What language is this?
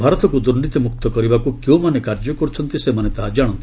Odia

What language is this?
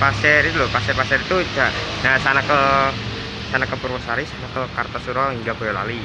Indonesian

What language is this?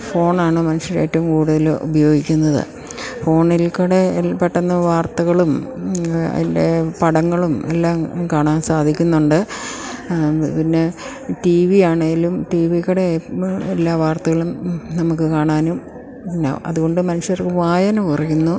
Malayalam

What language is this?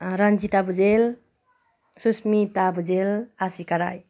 Nepali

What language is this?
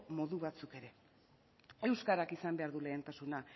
Basque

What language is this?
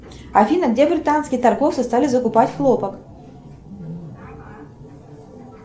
Russian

